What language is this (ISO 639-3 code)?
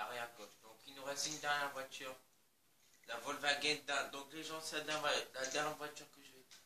fra